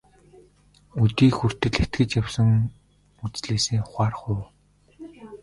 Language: Mongolian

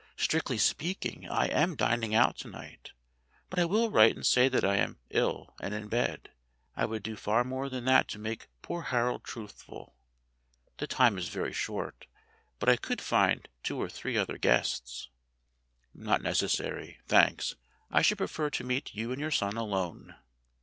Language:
English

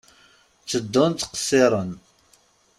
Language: Kabyle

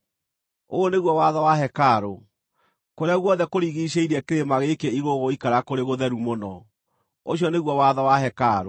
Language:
Kikuyu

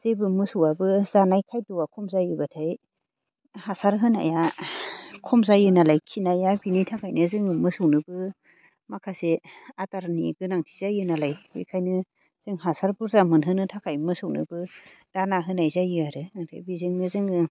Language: Bodo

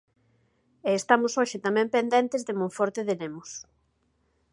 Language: Galician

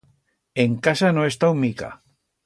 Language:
Aragonese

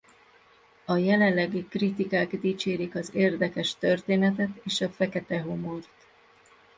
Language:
Hungarian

